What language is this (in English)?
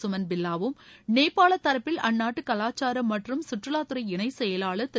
Tamil